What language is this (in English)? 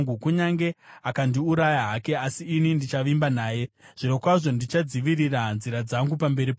Shona